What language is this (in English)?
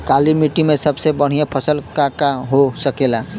Bhojpuri